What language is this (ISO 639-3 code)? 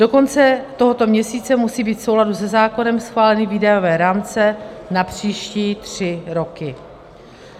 ces